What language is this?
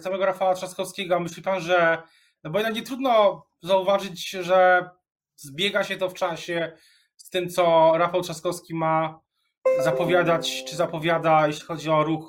Polish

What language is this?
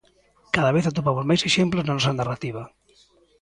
Galician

